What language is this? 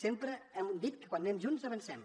Catalan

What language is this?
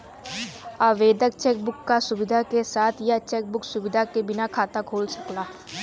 Bhojpuri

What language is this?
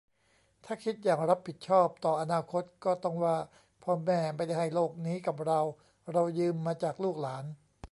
Thai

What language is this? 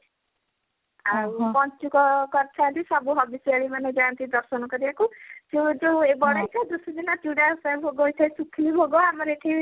Odia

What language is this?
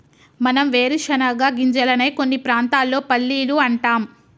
Telugu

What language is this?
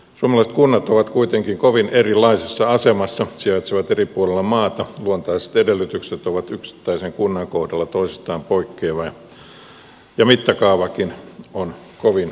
Finnish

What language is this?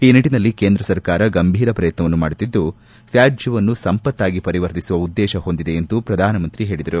Kannada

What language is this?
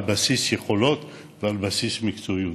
Hebrew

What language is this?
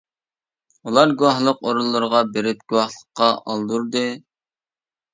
Uyghur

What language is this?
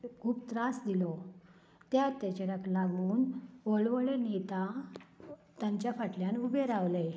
Konkani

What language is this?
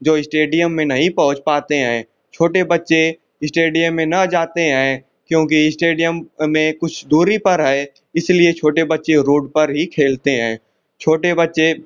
Hindi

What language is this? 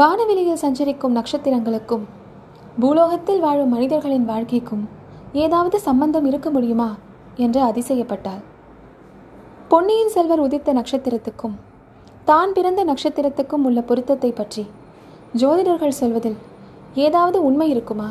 Tamil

